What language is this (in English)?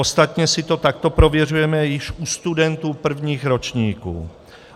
Czech